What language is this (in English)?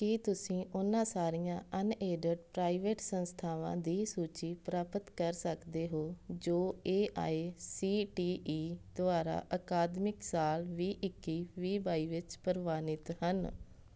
Punjabi